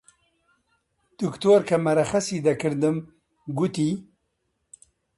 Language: Central Kurdish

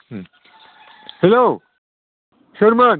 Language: Bodo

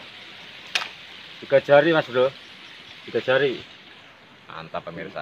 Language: Indonesian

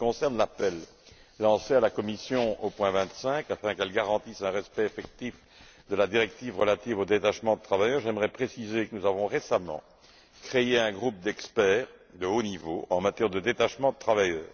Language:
French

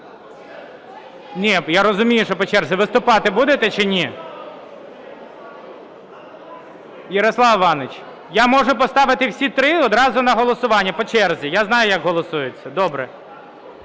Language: Ukrainian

